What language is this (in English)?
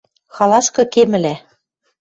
Western Mari